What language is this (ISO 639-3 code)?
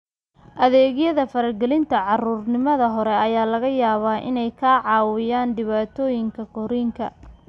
som